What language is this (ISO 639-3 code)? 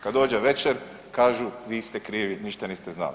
hrv